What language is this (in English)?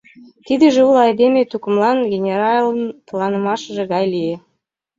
Mari